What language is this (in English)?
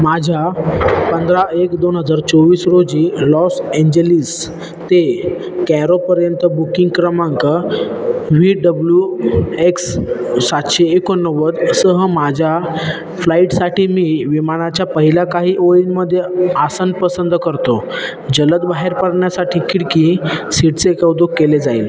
Marathi